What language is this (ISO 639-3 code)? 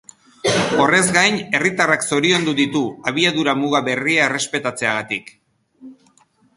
eus